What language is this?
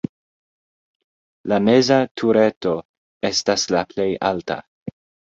Esperanto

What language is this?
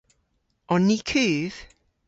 Cornish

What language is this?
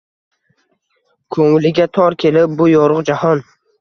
Uzbek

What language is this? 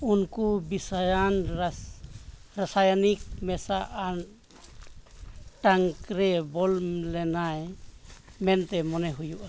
Santali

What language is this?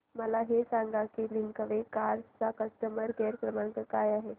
Marathi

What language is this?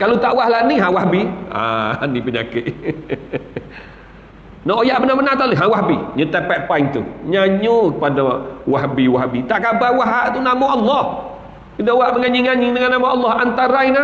Malay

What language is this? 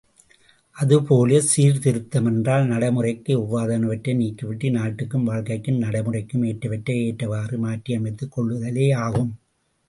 Tamil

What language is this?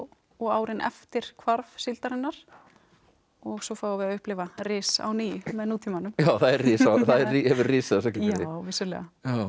Icelandic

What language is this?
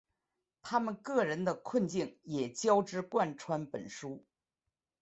Chinese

